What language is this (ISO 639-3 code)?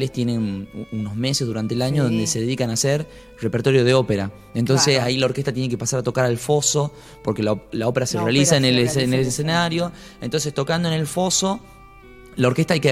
spa